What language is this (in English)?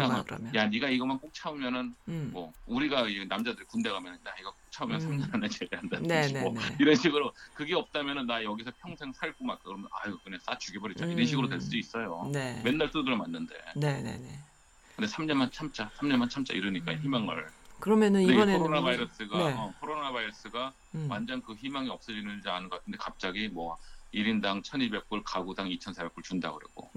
Korean